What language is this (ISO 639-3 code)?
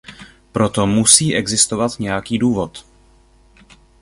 ces